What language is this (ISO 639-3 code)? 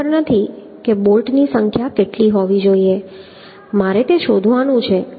guj